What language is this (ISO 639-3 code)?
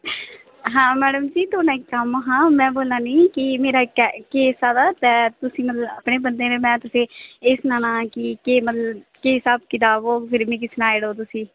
doi